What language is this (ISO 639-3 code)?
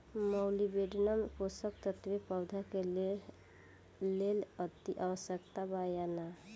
bho